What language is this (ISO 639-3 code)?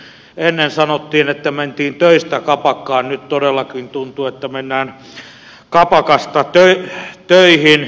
fin